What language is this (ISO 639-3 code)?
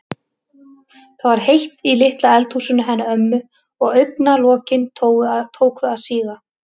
isl